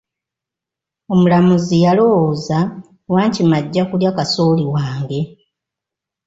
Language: Ganda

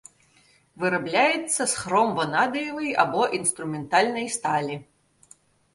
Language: Belarusian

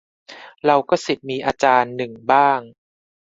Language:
Thai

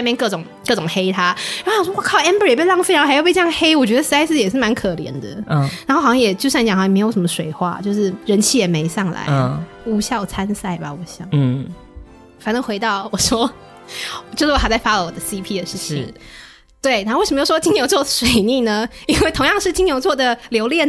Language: Chinese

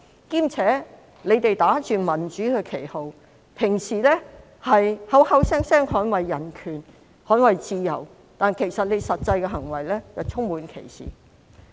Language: Cantonese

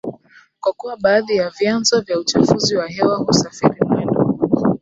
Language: Swahili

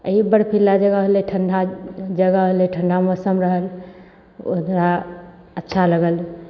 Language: Maithili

